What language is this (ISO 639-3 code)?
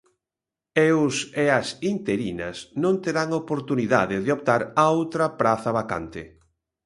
glg